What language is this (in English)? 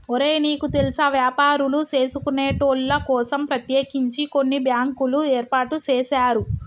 Telugu